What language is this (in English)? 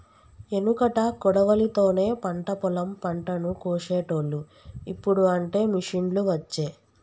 Telugu